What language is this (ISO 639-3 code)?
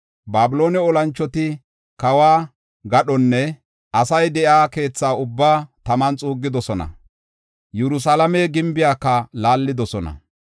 gof